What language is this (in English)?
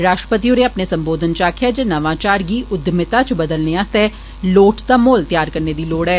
Dogri